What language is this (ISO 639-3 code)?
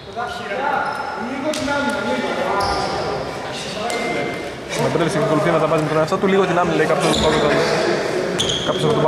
ell